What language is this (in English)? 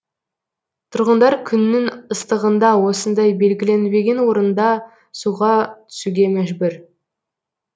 Kazakh